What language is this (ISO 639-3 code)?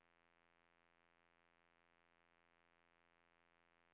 dan